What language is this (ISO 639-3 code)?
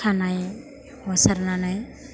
brx